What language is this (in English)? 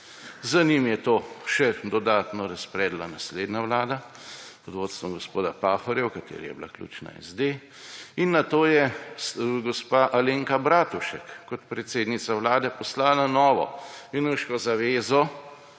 Slovenian